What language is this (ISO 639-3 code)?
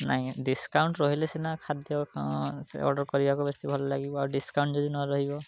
ori